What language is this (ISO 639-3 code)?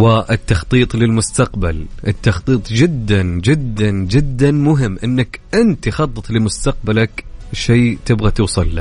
ara